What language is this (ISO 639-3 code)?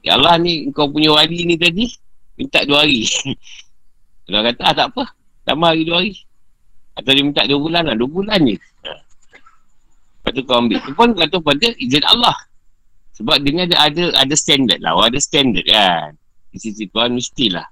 msa